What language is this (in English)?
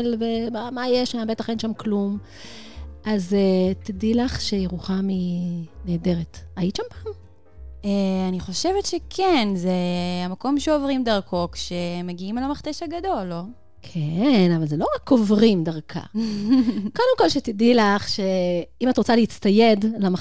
Hebrew